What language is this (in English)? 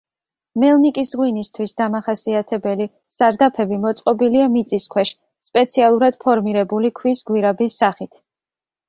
Georgian